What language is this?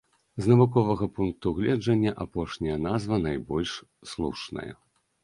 Belarusian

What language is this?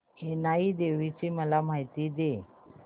Marathi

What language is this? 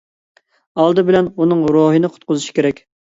Uyghur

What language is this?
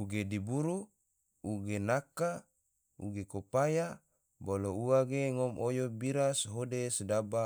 Tidore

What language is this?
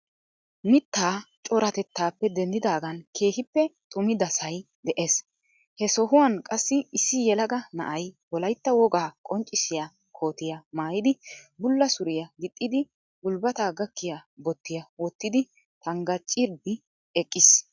Wolaytta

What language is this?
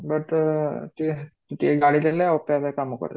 Odia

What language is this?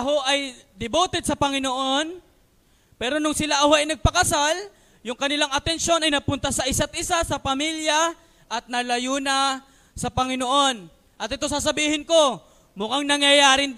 Filipino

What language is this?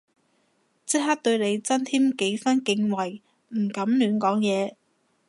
Cantonese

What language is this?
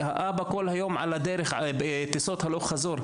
Hebrew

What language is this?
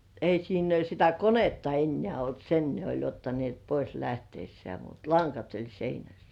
Finnish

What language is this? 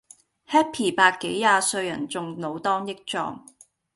Cantonese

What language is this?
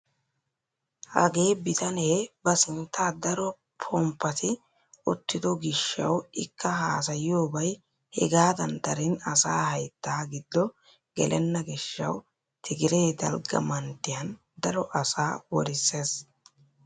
Wolaytta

